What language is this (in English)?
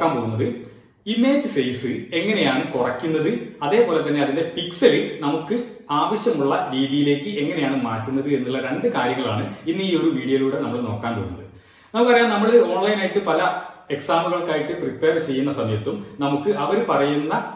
Romanian